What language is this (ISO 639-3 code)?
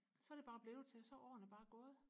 dan